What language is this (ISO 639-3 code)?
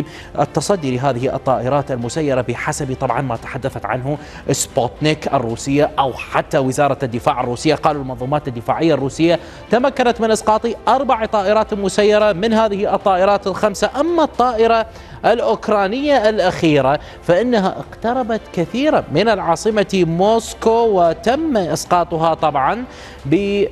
ara